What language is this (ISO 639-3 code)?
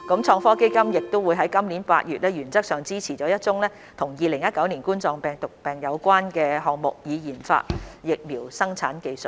yue